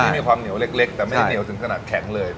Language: Thai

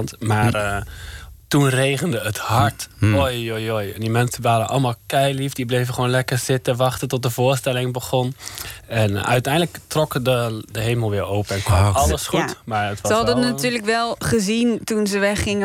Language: Dutch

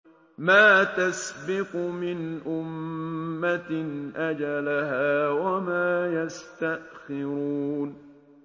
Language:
Arabic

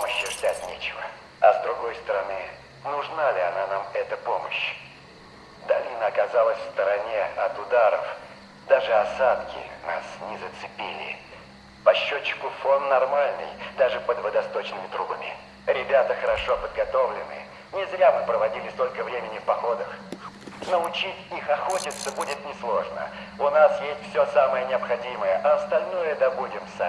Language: Russian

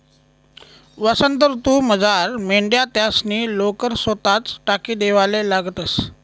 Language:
Marathi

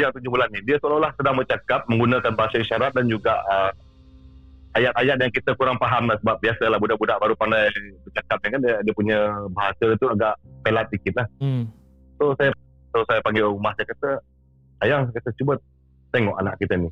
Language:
Malay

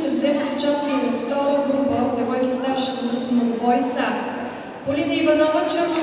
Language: Ukrainian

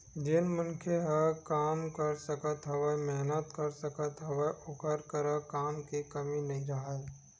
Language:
Chhattisgarhi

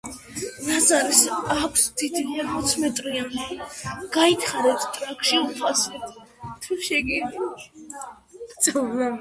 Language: Georgian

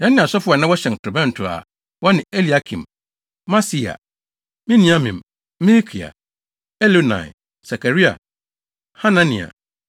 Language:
Akan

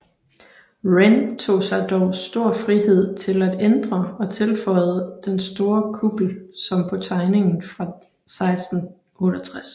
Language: Danish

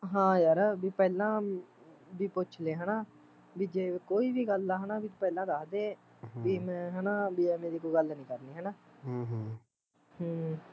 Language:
Punjabi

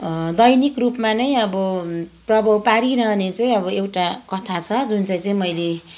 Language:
Nepali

